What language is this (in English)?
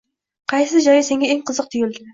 Uzbek